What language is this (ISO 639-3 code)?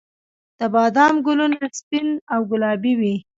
pus